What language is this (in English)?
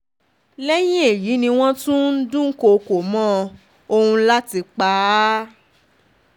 Yoruba